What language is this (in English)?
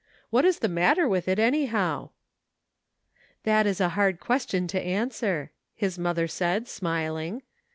English